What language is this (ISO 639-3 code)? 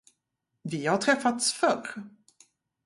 swe